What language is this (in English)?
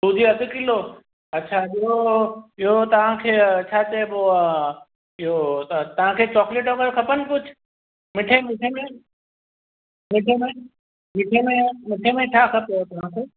Sindhi